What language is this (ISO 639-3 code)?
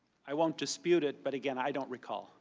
eng